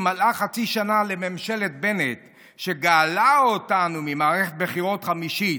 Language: Hebrew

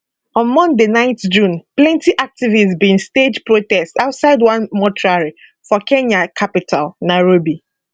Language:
Nigerian Pidgin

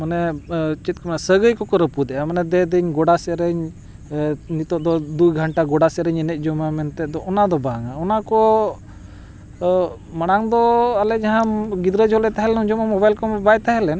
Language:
Santali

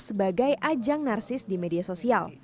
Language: Indonesian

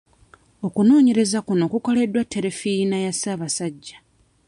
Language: Ganda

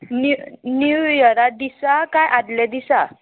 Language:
Konkani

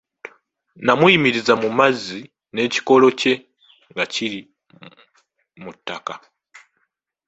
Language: Ganda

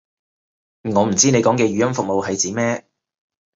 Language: Cantonese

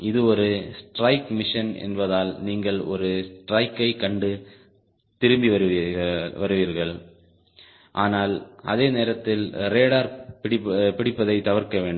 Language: Tamil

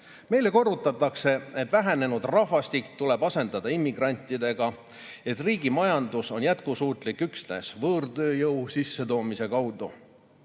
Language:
Estonian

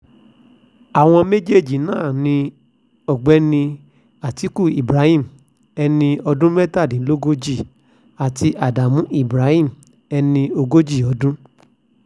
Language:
Yoruba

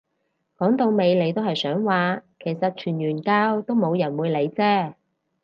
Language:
Cantonese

